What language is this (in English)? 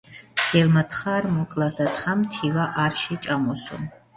Georgian